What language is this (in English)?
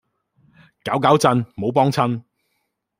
Cantonese